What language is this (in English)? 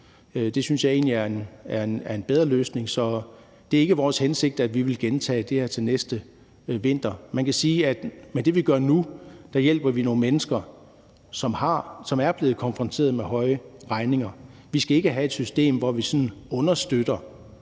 Danish